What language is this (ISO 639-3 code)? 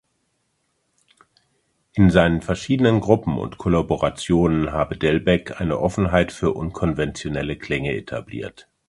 deu